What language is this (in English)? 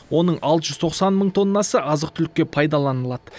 Kazakh